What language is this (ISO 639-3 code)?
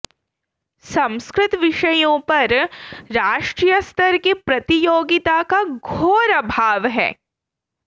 san